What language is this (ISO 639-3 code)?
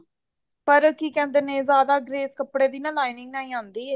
pan